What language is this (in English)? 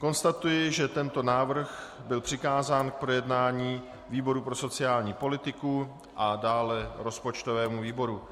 Czech